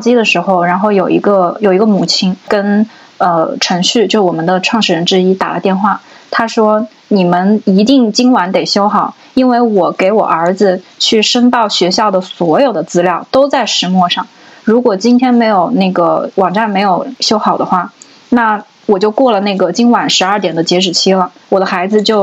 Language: Chinese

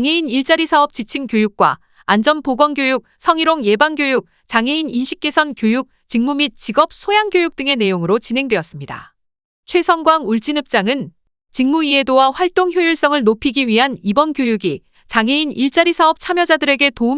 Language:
Korean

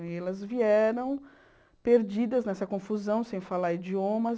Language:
Portuguese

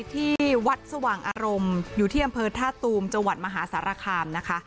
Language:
Thai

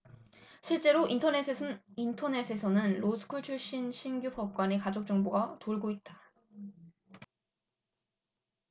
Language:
Korean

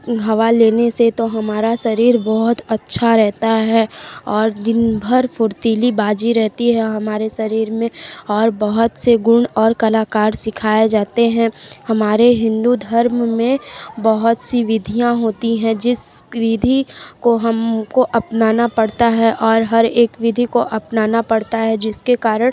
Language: Hindi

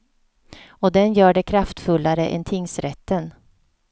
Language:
Swedish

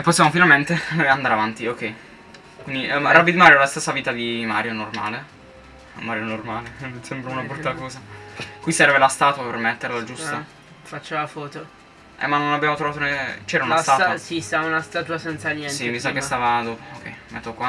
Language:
Italian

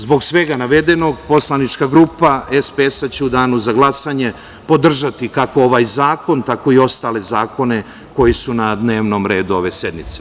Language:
Serbian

